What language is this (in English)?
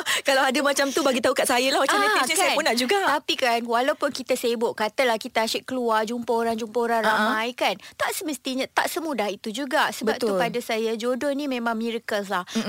Malay